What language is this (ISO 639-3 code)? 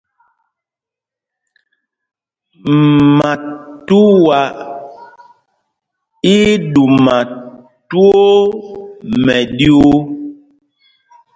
mgg